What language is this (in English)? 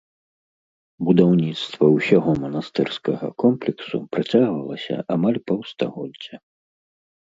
Belarusian